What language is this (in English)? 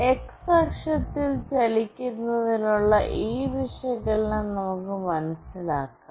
Malayalam